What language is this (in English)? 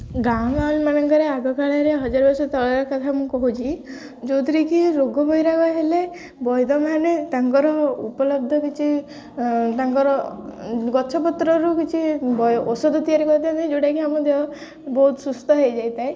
Odia